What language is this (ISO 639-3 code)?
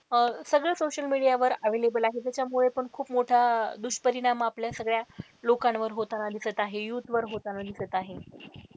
mar